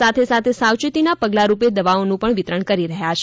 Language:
Gujarati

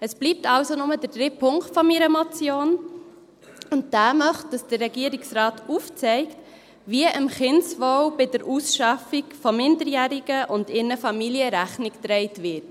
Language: Swiss German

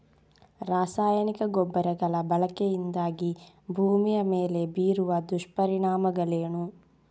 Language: Kannada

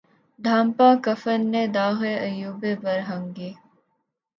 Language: Urdu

